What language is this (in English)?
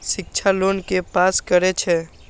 Maithili